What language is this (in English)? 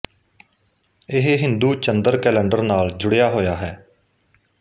Punjabi